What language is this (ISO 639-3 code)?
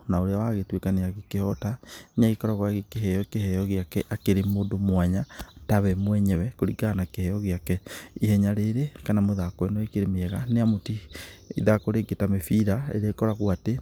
kik